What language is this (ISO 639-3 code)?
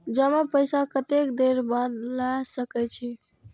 mai